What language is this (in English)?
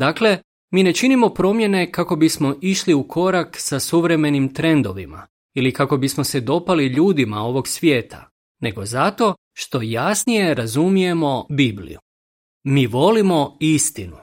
Croatian